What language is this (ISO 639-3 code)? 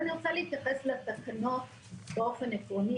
heb